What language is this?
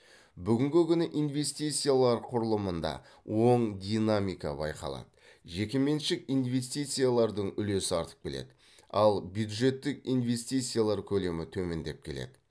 Kazakh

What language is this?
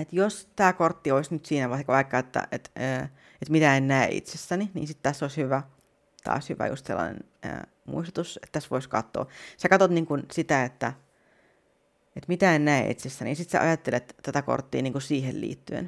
Finnish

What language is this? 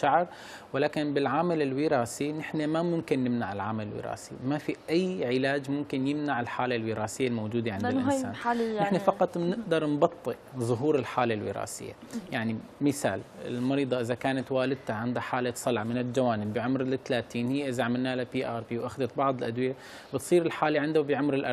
Arabic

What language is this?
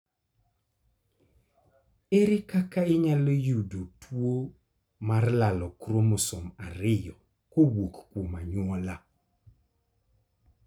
Luo (Kenya and Tanzania)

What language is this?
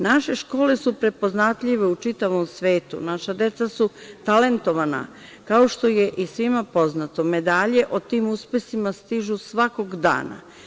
Serbian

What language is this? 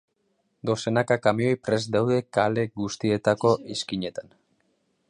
Basque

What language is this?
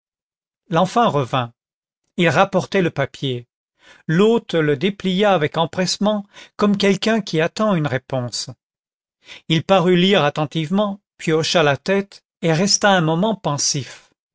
French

